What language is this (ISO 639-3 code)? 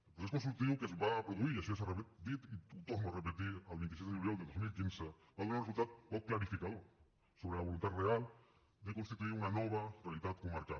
cat